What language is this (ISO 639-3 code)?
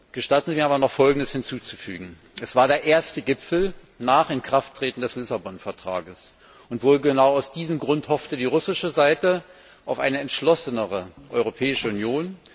deu